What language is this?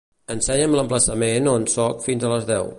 Catalan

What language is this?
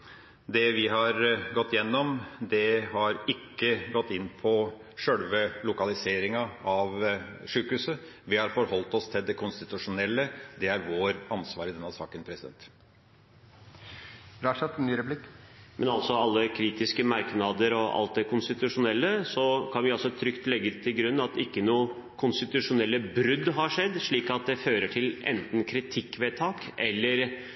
Norwegian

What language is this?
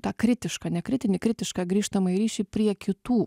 Lithuanian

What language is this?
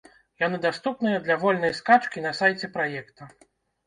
Belarusian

